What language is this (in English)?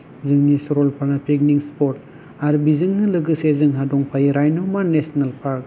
Bodo